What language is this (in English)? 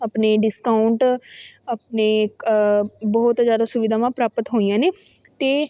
Punjabi